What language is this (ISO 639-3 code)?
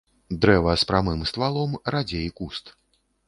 bel